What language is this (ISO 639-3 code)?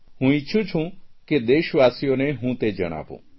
guj